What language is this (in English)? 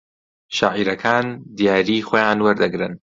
Central Kurdish